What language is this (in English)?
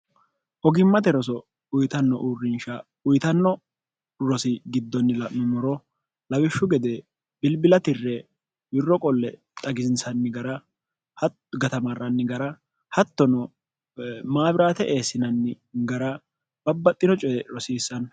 Sidamo